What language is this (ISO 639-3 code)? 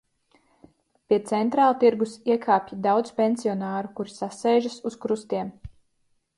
lav